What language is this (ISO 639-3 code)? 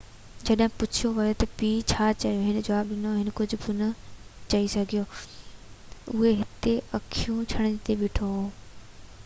snd